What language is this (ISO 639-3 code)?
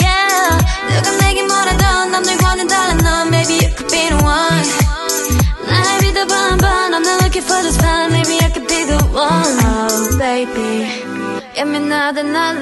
eng